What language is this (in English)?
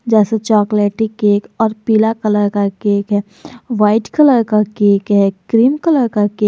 Hindi